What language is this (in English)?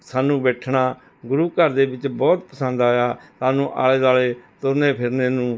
Punjabi